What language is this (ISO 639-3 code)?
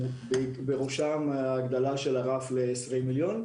heb